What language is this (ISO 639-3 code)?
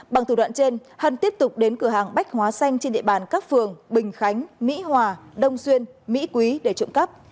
vie